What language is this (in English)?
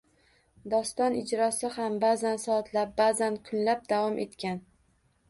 Uzbek